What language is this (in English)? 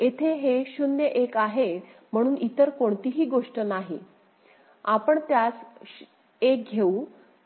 Marathi